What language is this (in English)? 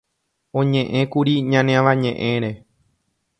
Guarani